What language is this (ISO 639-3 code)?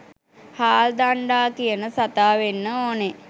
sin